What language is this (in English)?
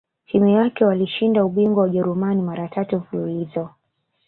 Swahili